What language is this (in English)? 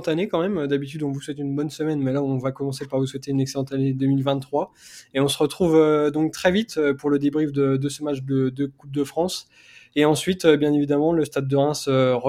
French